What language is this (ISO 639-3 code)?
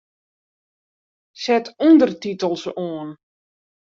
fry